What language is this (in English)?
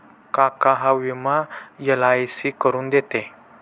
Marathi